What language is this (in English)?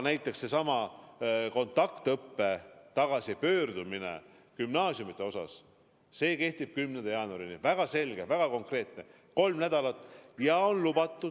Estonian